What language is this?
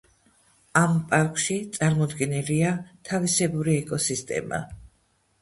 Georgian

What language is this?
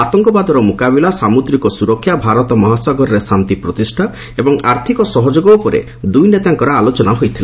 Odia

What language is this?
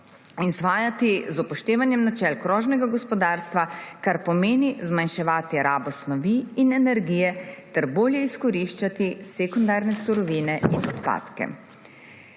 Slovenian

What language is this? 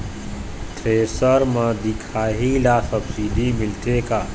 Chhattisgarhi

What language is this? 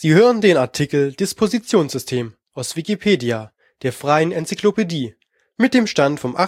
German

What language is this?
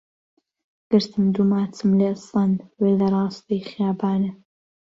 Central Kurdish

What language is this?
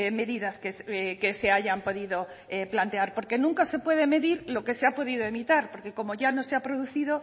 Spanish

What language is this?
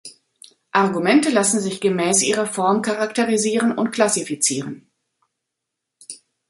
German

